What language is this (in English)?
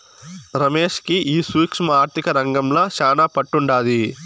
Telugu